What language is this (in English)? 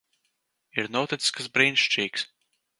Latvian